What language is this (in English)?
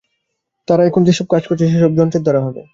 Bangla